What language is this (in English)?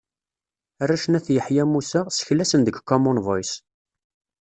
Kabyle